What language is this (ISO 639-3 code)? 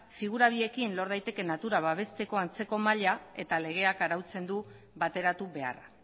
eus